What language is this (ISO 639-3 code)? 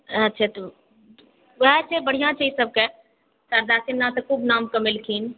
mai